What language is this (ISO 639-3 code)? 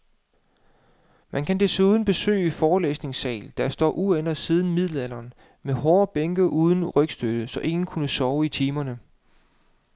dan